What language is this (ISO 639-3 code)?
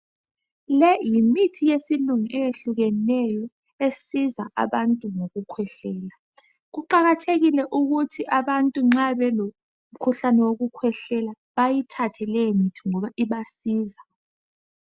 nde